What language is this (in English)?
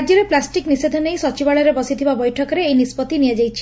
Odia